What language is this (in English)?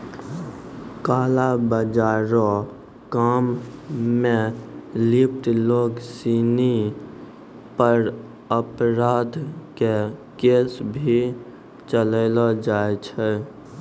Maithili